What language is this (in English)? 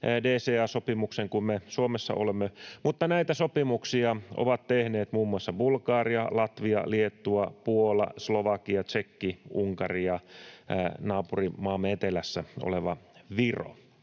Finnish